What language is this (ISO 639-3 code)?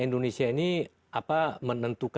ind